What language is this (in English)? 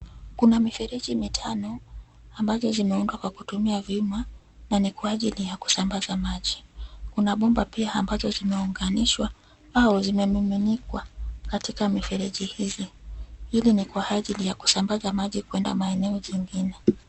Swahili